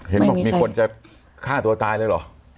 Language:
Thai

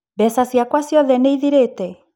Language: Kikuyu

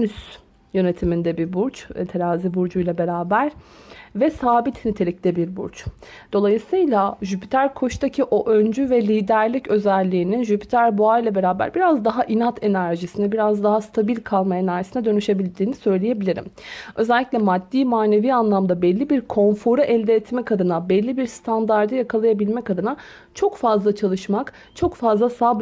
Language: Turkish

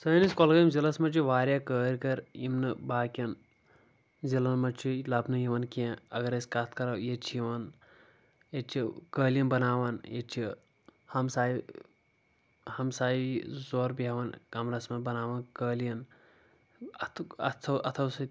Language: Kashmiri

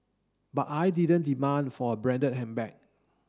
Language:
English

